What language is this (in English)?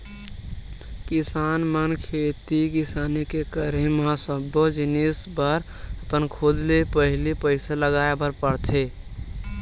Chhattisgarhi